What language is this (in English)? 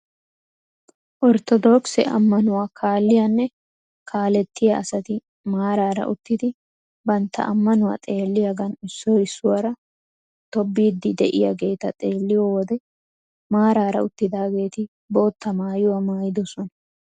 Wolaytta